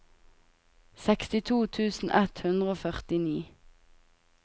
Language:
Norwegian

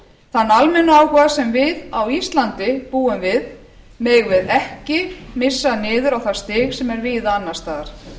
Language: Icelandic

